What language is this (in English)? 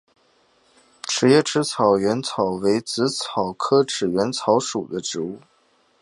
Chinese